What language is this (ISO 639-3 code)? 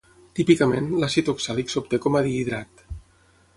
cat